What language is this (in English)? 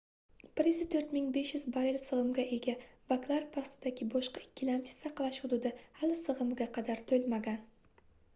Uzbek